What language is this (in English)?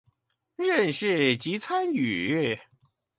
Chinese